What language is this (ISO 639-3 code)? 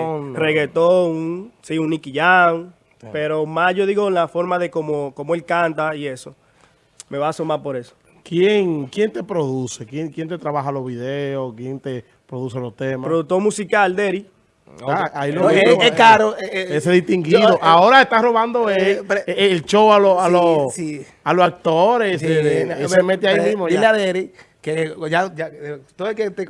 spa